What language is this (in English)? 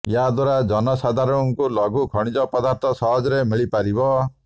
Odia